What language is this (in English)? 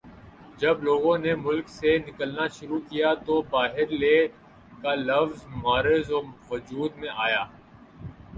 Urdu